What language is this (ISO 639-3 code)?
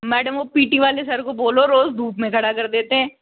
hin